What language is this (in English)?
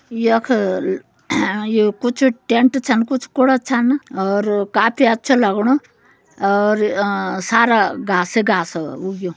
Garhwali